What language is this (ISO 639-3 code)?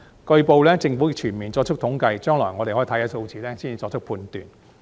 yue